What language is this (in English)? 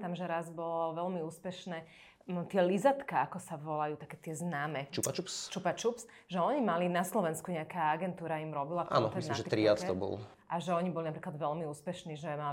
Slovak